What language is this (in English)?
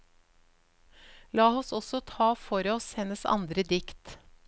Norwegian